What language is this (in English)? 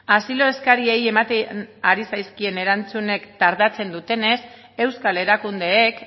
Basque